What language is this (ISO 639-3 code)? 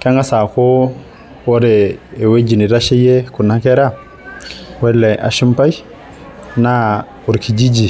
mas